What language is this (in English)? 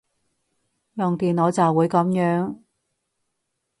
Cantonese